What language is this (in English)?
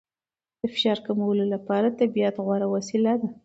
Pashto